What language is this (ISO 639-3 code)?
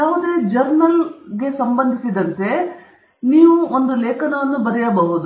kan